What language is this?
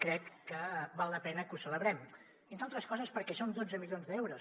Catalan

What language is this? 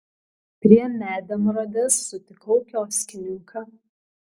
Lithuanian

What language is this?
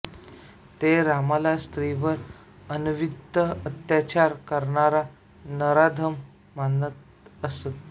Marathi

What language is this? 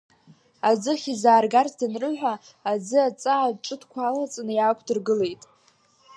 Abkhazian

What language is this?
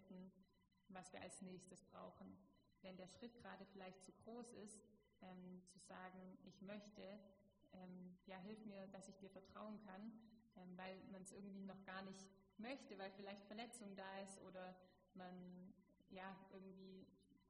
German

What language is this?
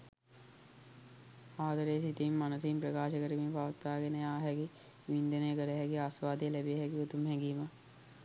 Sinhala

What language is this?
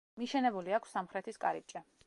Georgian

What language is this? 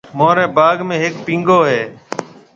Marwari (Pakistan)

